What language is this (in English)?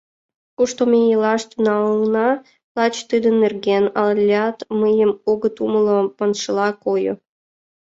Mari